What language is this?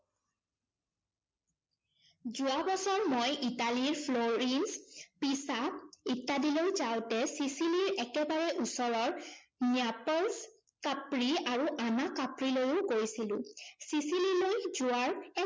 Assamese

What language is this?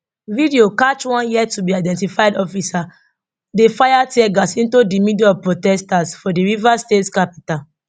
Nigerian Pidgin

